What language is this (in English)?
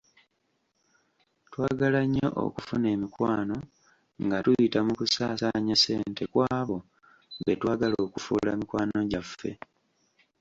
Ganda